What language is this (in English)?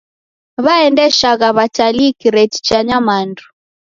Taita